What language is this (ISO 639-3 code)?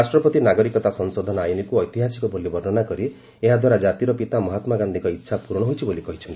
ori